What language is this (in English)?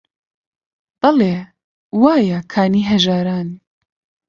Central Kurdish